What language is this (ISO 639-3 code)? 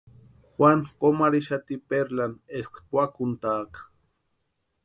pua